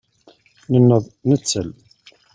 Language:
Kabyle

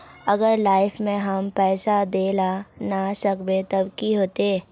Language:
Magahi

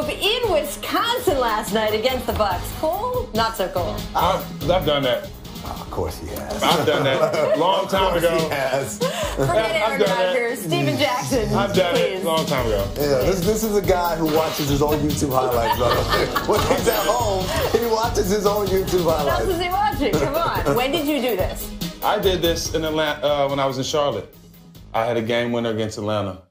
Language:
English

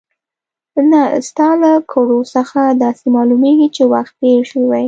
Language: Pashto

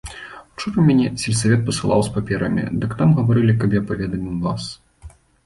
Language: Belarusian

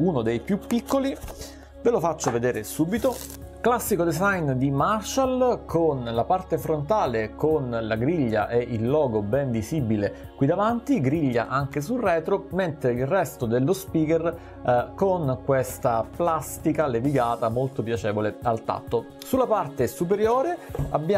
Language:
Italian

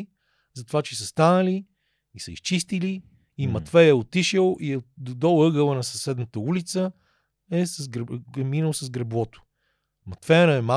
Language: Bulgarian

